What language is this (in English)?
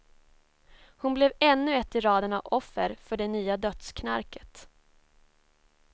Swedish